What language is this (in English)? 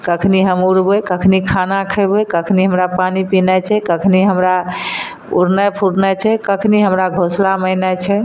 Maithili